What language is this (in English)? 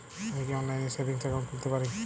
Bangla